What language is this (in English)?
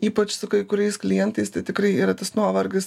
Lithuanian